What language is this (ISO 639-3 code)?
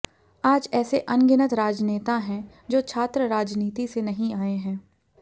hin